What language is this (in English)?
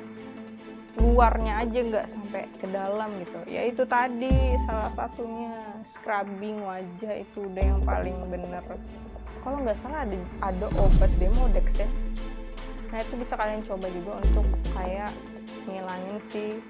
Indonesian